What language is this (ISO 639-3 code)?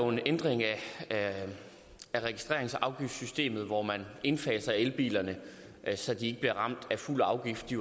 dan